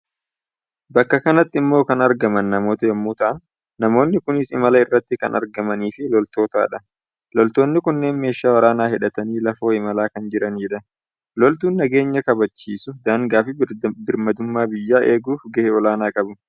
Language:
Oromo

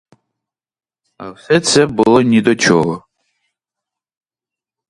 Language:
Ukrainian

